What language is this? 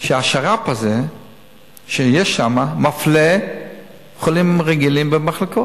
Hebrew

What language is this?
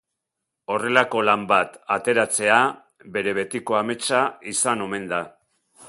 Basque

